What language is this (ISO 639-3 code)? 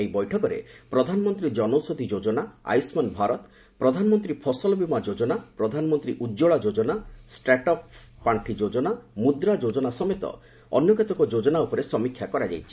ori